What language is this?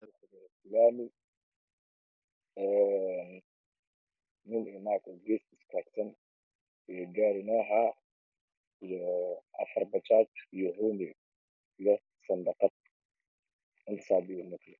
Somali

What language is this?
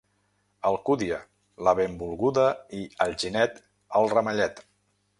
Catalan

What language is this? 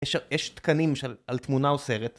Hebrew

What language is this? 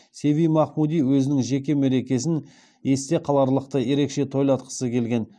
Kazakh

